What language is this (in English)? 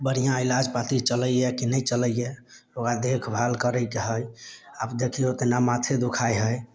Maithili